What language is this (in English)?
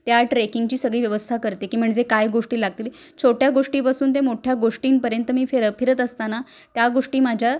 Marathi